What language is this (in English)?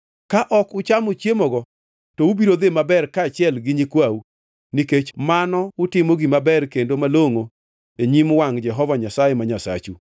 Luo (Kenya and Tanzania)